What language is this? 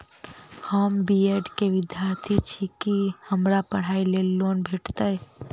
Maithili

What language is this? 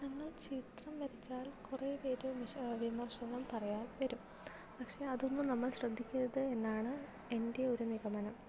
Malayalam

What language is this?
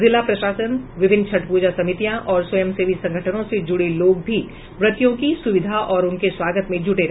Hindi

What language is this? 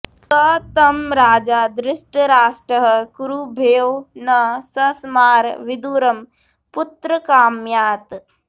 Sanskrit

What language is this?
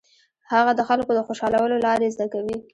Pashto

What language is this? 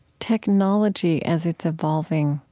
English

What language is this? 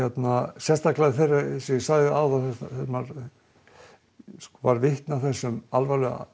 Icelandic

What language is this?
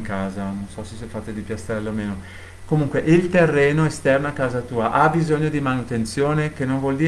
Italian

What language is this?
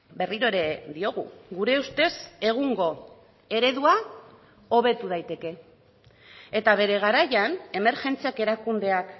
Basque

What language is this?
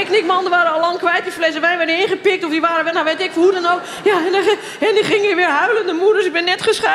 Dutch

